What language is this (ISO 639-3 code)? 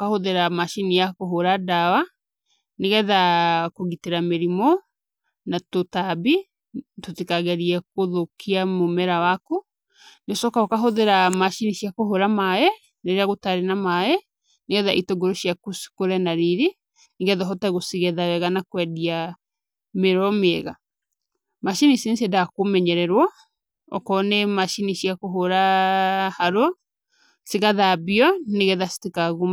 kik